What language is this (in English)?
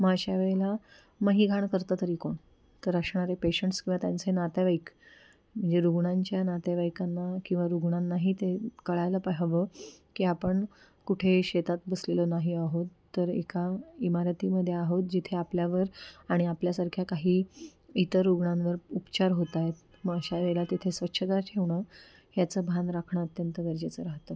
Marathi